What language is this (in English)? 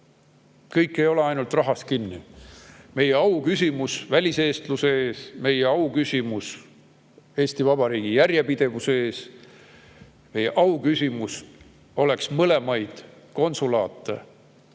Estonian